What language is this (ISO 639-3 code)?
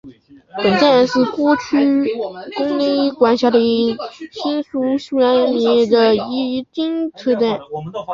zho